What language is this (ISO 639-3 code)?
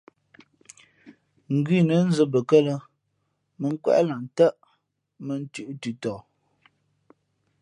fmp